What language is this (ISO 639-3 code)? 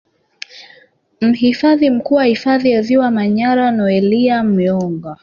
swa